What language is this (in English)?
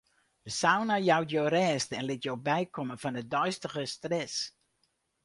Western Frisian